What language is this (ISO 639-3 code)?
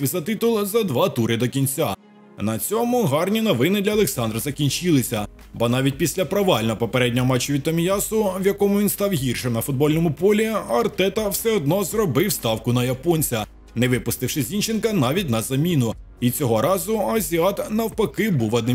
ukr